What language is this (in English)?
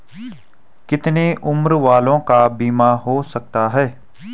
Hindi